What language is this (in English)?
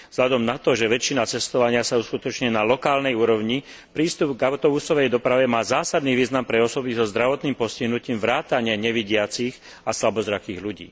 Slovak